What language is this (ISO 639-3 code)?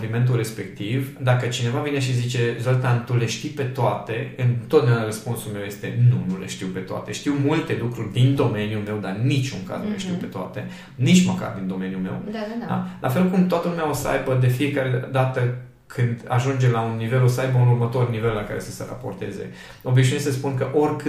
ron